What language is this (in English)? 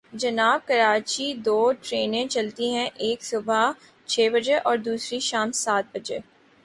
Urdu